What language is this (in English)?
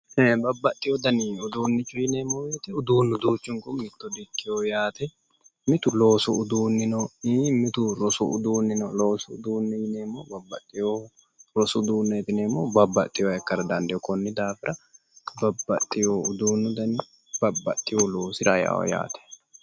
Sidamo